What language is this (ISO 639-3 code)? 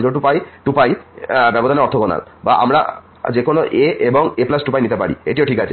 ben